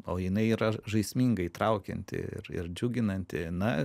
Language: Lithuanian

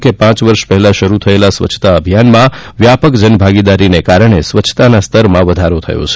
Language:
Gujarati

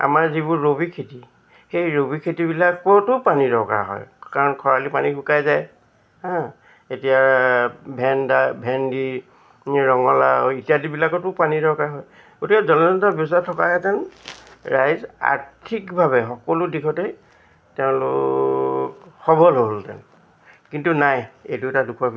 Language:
Assamese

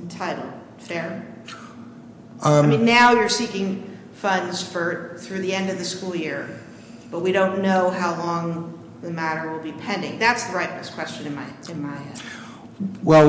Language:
English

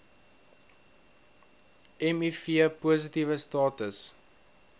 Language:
Afrikaans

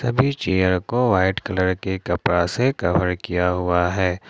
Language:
Hindi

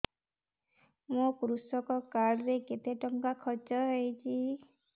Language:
Odia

